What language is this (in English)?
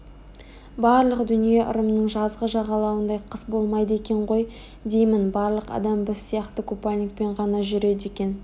Kazakh